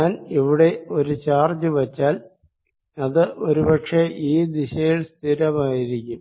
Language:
Malayalam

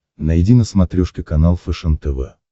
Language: Russian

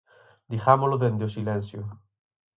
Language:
Galician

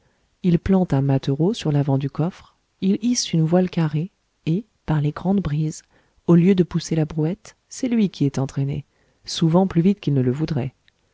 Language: French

